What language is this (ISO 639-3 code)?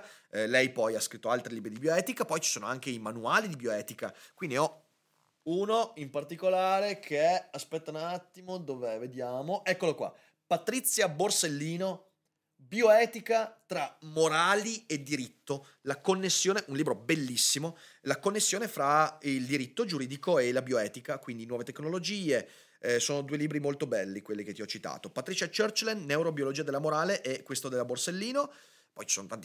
ita